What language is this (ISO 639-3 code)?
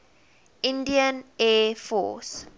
eng